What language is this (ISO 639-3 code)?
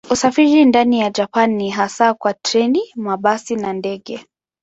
swa